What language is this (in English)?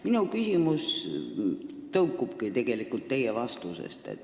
Estonian